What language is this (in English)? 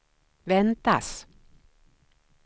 Swedish